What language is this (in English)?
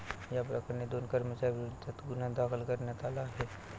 Marathi